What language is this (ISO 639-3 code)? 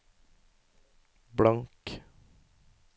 nor